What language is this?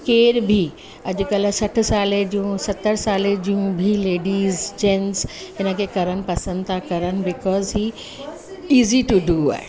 Sindhi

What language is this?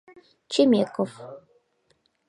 Mari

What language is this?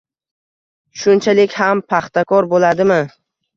Uzbek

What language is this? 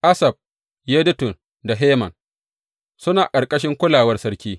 Hausa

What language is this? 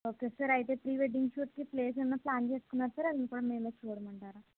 Telugu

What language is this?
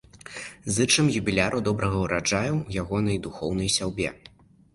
Belarusian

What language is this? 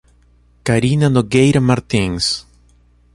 Portuguese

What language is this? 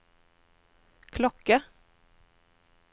Norwegian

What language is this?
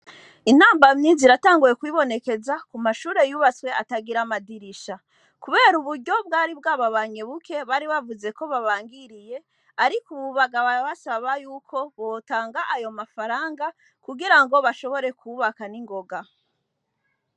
Rundi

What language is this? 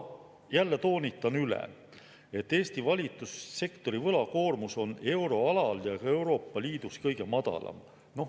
Estonian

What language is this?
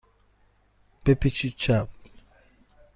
Persian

